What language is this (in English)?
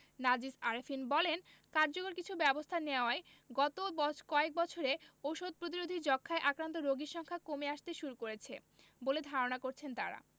Bangla